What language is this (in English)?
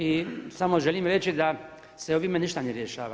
Croatian